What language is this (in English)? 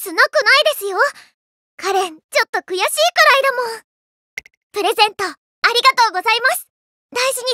Japanese